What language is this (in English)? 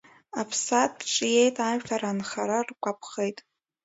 Abkhazian